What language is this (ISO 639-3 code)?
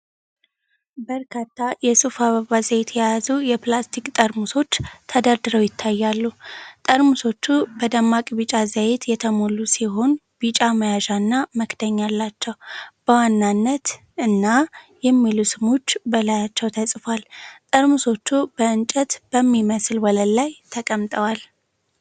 amh